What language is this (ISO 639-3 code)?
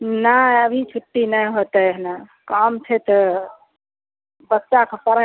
mai